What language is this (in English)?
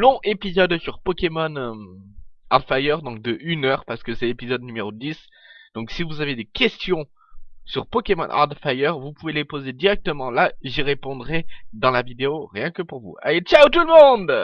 French